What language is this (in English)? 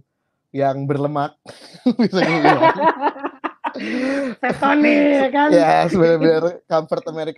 Indonesian